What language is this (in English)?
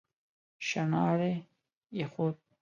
Pashto